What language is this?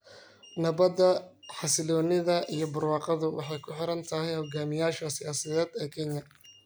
Somali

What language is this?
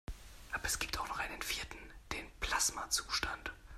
German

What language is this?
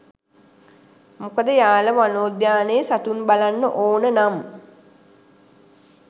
Sinhala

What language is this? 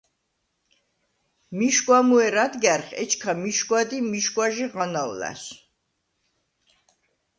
Svan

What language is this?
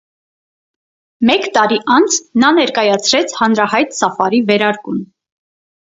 Armenian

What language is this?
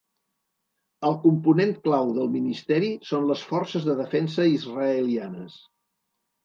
Catalan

